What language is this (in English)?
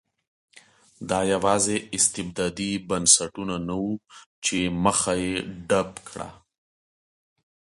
Pashto